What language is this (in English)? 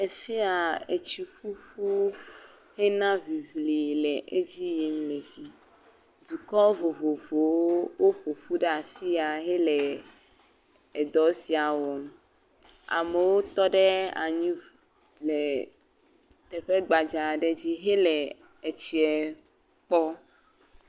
Ewe